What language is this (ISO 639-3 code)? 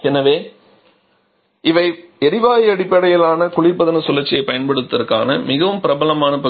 tam